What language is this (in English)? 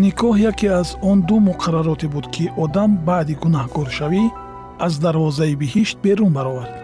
Persian